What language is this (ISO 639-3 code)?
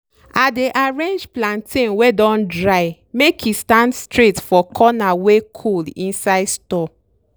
pcm